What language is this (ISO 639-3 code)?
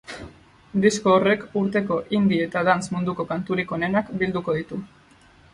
eus